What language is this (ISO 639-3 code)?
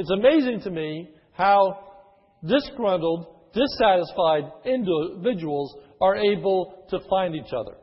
eng